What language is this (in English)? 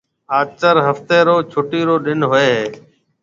Marwari (Pakistan)